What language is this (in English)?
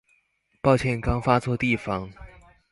Chinese